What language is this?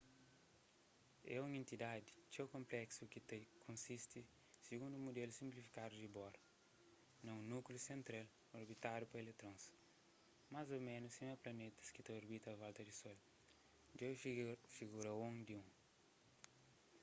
Kabuverdianu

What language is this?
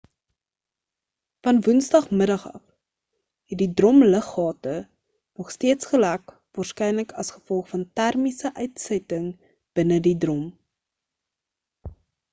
Afrikaans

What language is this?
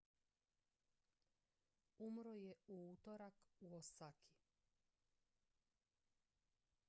Croatian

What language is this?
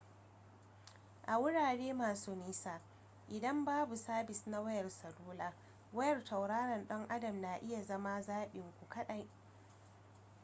Hausa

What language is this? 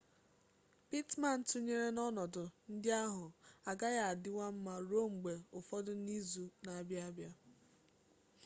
Igbo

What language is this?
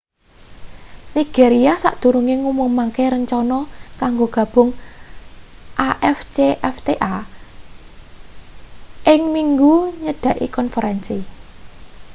Javanese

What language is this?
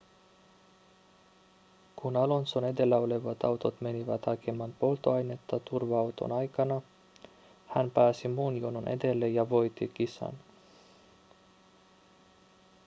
Finnish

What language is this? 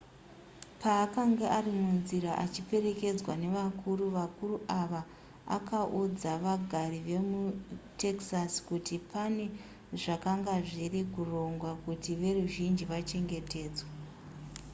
Shona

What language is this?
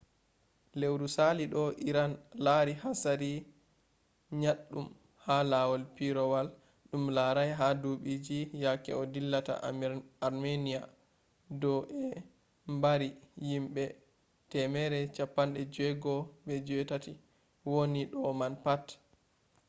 Fula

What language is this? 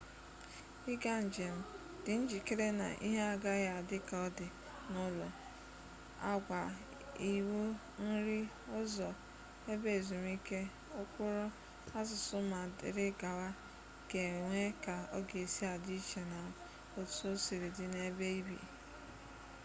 Igbo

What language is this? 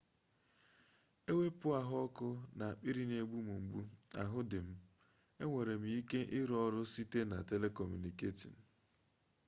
Igbo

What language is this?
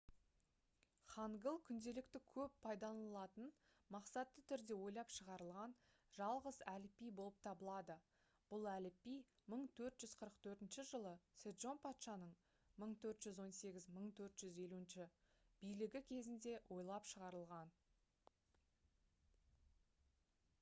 Kazakh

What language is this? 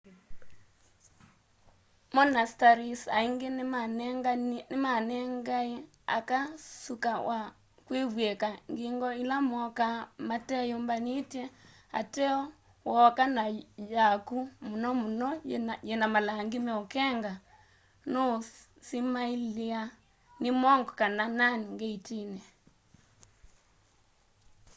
Kamba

